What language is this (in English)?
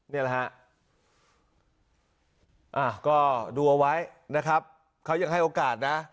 Thai